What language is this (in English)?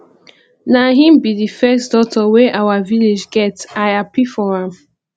Nigerian Pidgin